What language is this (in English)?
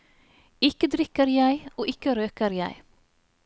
Norwegian